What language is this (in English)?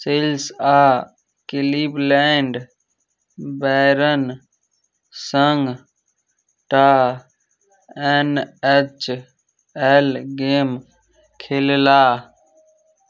Maithili